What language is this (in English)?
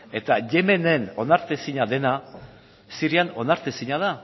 Basque